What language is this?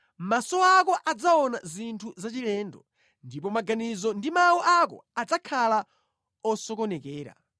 Nyanja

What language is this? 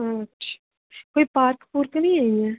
Dogri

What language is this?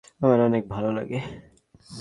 Bangla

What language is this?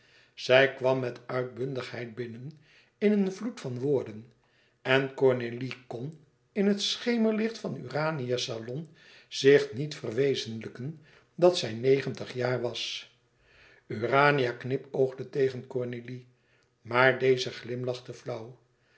Dutch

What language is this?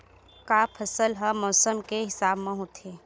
Chhattisgarhi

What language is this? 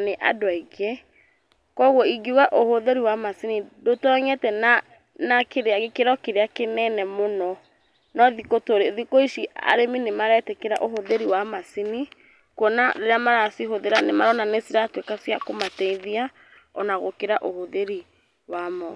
Kikuyu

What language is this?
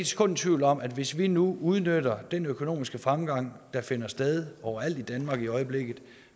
Danish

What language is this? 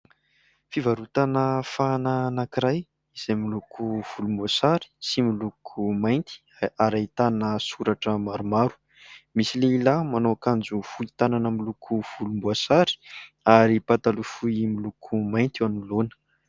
Malagasy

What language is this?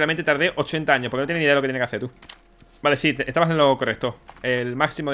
Spanish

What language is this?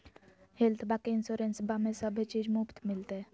Magahi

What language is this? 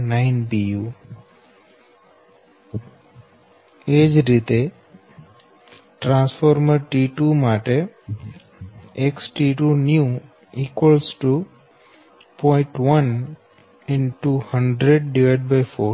Gujarati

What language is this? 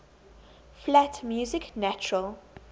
English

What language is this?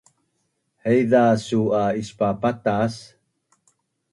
Bunun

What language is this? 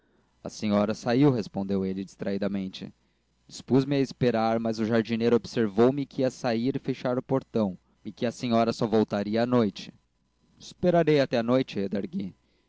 Portuguese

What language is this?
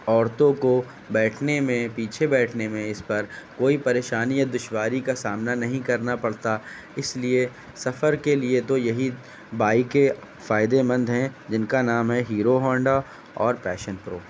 Urdu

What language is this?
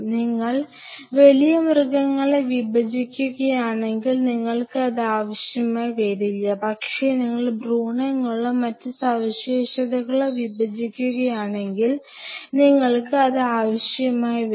Malayalam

